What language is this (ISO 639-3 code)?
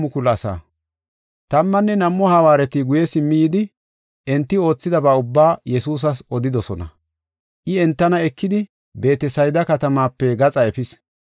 gof